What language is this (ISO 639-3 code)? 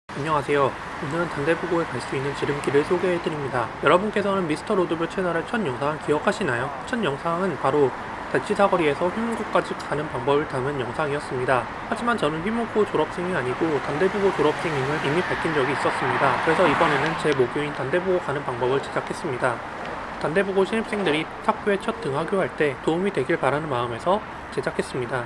kor